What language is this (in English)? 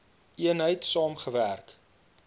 Afrikaans